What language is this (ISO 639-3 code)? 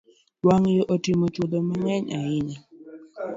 luo